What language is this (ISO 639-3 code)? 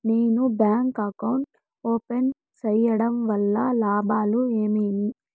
tel